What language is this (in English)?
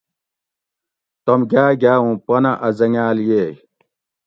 Gawri